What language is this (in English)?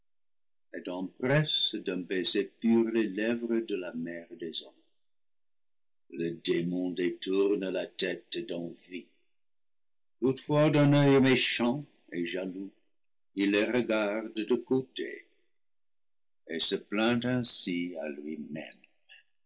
French